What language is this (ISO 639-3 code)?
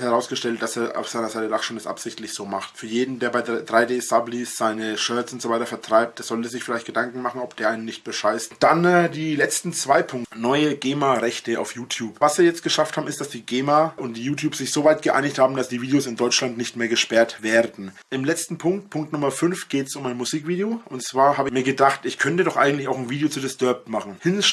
deu